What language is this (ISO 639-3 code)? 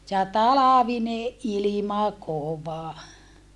fin